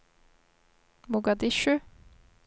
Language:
Norwegian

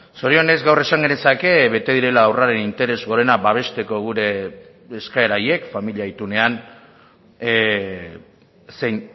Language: Basque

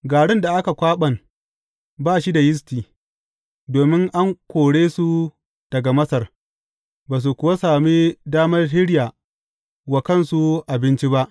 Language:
Hausa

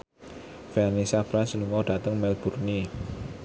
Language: Javanese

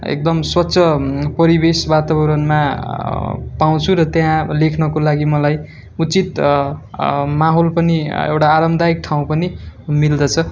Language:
Nepali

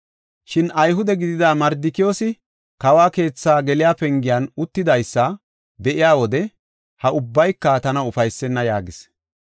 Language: Gofa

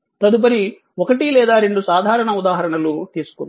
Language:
Telugu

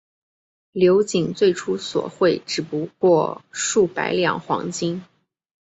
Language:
Chinese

